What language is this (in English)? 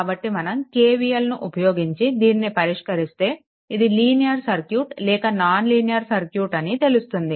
Telugu